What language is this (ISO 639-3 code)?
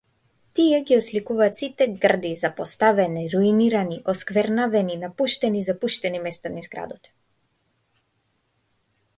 mkd